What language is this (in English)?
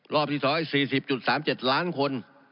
Thai